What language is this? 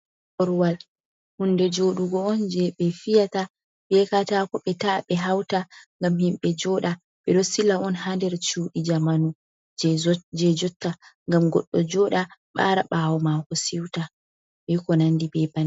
Fula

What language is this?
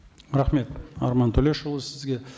Kazakh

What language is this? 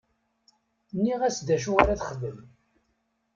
Kabyle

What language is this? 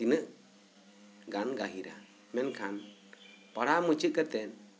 Santali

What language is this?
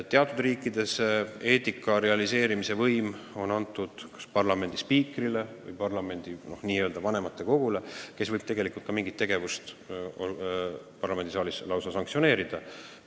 Estonian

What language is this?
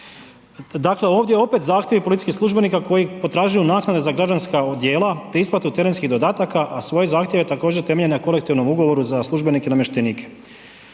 Croatian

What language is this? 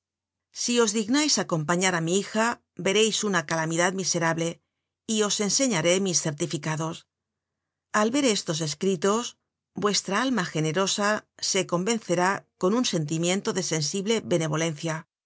Spanish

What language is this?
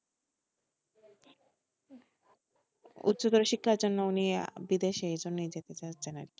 Bangla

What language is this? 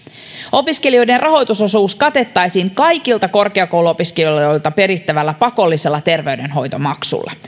Finnish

